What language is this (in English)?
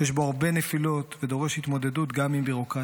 Hebrew